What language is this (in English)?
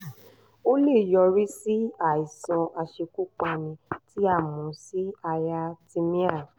Yoruba